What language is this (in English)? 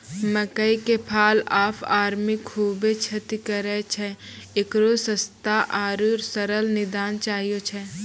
Maithili